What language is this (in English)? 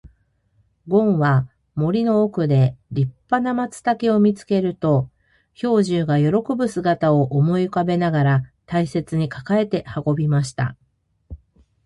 Japanese